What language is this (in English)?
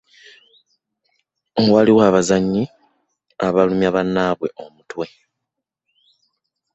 Ganda